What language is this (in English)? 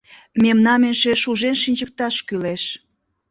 Mari